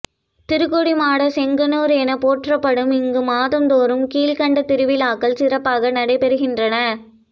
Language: Tamil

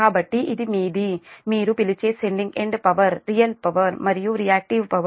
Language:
Telugu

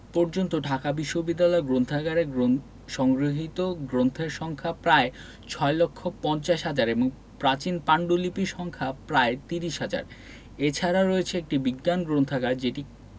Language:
Bangla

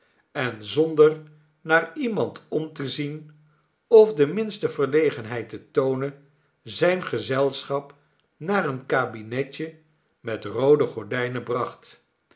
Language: Dutch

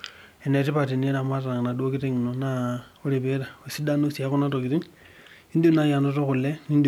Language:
Masai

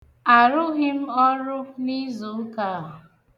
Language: Igbo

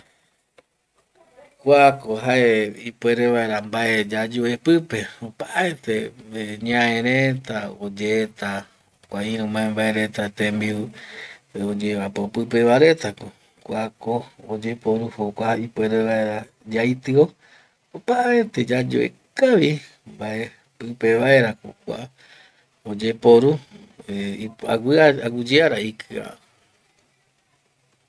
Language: Eastern Bolivian Guaraní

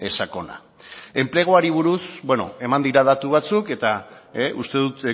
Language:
Basque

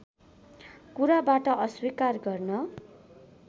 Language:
Nepali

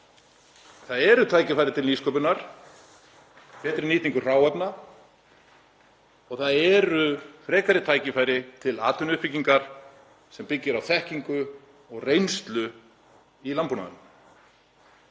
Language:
Icelandic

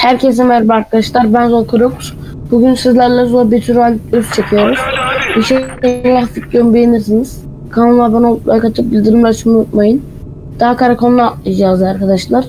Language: Turkish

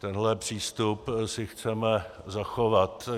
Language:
Czech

